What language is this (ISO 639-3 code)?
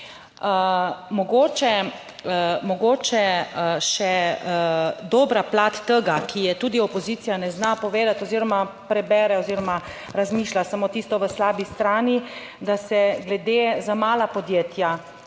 slv